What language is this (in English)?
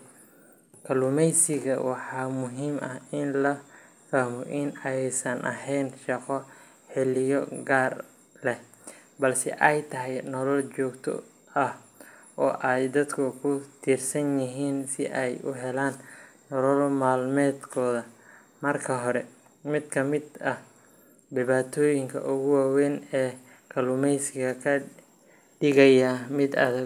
Somali